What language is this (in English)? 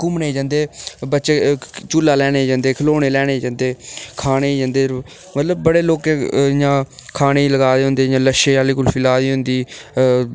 Dogri